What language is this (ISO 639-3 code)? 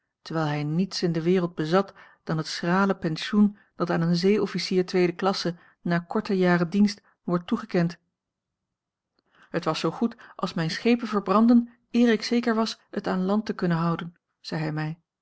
nld